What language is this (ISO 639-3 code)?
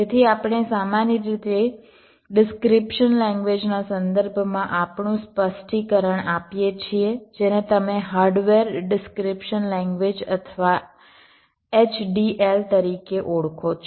guj